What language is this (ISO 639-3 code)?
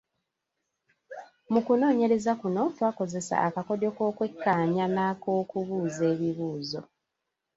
lug